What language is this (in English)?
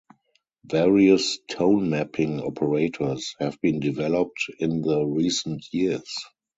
English